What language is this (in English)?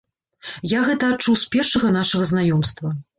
Belarusian